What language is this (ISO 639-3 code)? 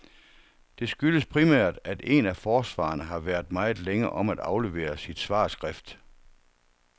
dan